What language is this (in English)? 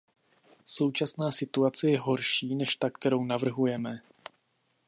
Czech